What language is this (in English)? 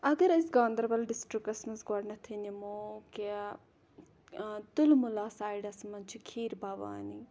Kashmiri